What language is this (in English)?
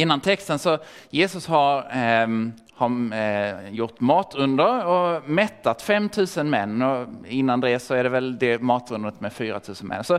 Swedish